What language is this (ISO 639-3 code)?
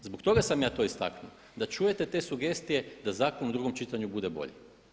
hrv